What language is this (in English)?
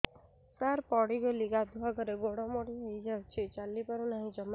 Odia